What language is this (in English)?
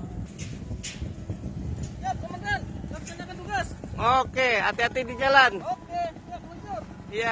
Indonesian